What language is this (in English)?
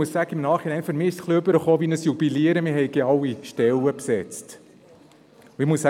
Swiss German